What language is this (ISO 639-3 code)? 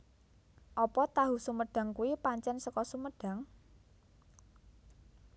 jav